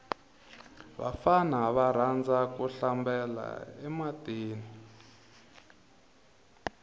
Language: Tsonga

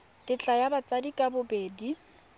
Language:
Tswana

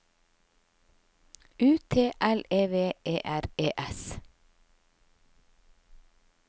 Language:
Norwegian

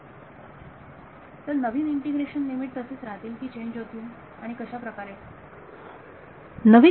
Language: Marathi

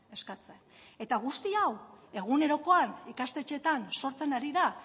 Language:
Basque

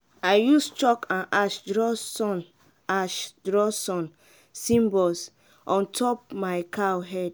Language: Nigerian Pidgin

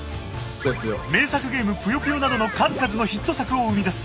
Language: Japanese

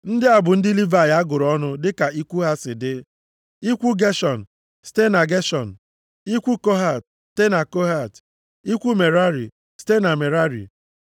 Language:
Igbo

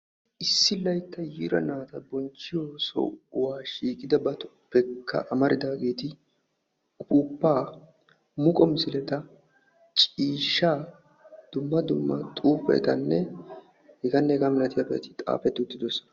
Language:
Wolaytta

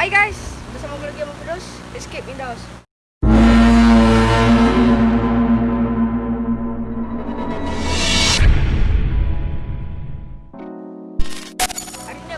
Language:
Malay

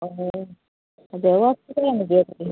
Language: Assamese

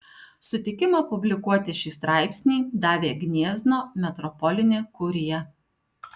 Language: Lithuanian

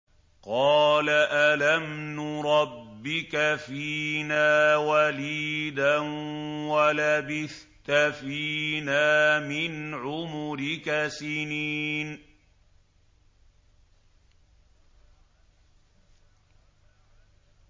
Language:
Arabic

